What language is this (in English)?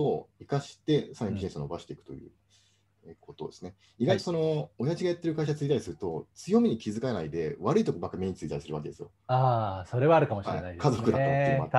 Japanese